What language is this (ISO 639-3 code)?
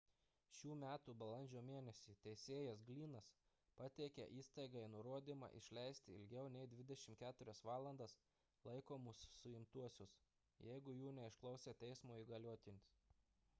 lit